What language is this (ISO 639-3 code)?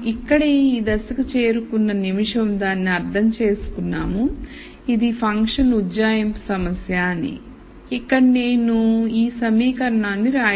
tel